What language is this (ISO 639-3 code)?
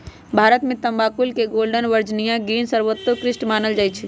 mag